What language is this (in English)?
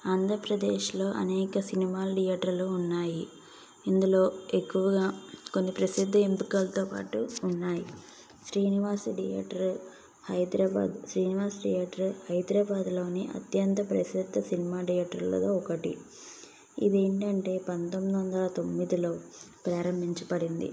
Telugu